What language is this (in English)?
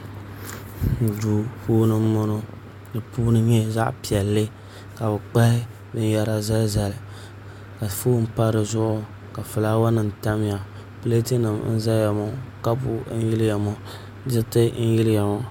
Dagbani